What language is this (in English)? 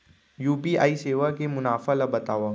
Chhattisgarhi